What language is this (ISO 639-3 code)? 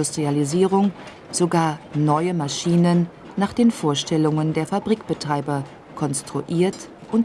deu